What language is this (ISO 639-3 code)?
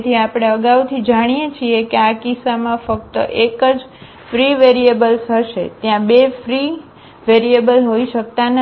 guj